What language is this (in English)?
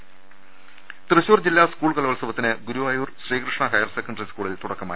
Malayalam